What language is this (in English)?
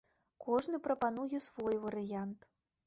Belarusian